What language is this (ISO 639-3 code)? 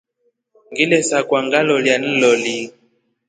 rof